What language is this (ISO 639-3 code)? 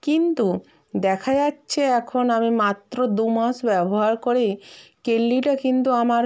ben